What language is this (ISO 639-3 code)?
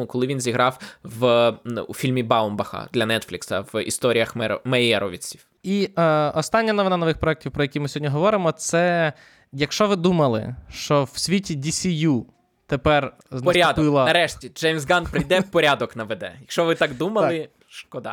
ukr